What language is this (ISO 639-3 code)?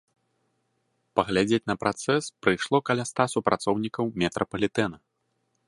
bel